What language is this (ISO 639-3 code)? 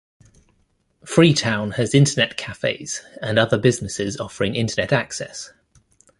eng